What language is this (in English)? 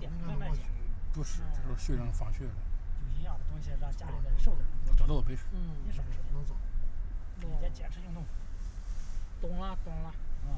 Chinese